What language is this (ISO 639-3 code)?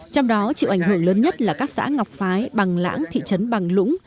vie